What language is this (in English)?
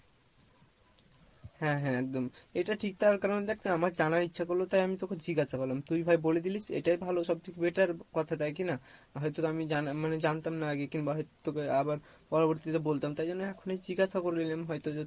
Bangla